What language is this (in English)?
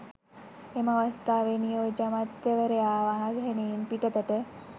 Sinhala